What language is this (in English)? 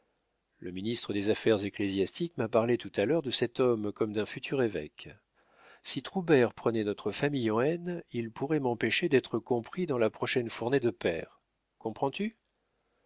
French